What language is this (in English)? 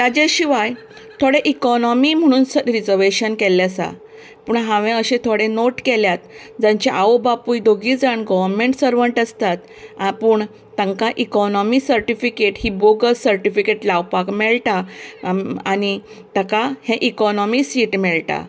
Konkani